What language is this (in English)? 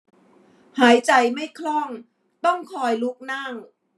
Thai